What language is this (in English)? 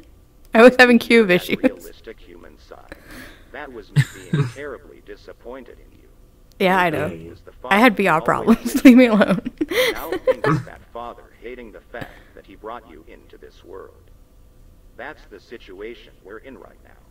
English